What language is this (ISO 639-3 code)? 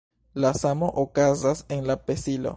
epo